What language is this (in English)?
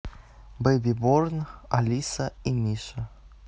Russian